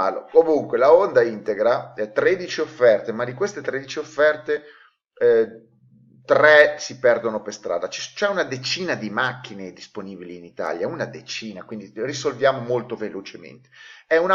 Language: Italian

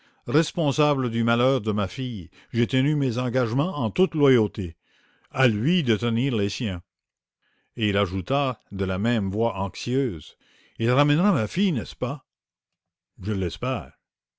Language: French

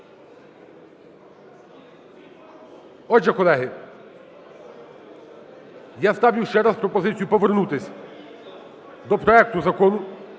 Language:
Ukrainian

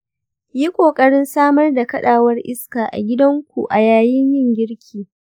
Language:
Hausa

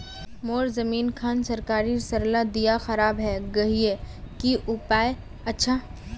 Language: Magahi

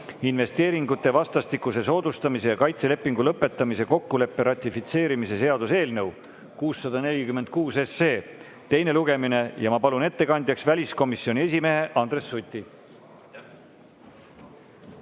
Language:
Estonian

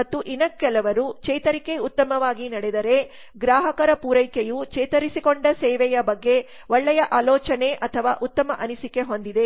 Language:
Kannada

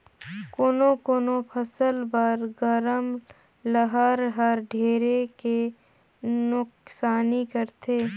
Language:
Chhattisgarhi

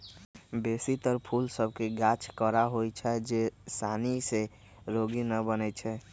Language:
Magahi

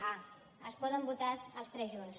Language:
Catalan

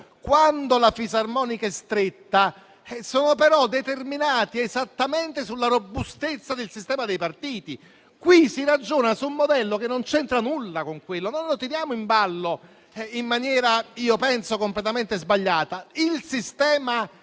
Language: Italian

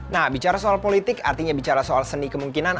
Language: Indonesian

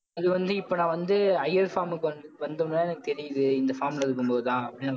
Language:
Tamil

